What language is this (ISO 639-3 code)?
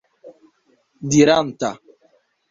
epo